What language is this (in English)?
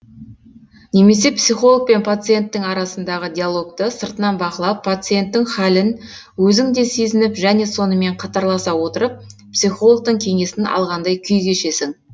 Kazakh